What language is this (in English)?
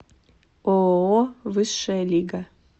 Russian